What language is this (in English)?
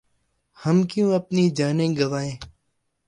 Urdu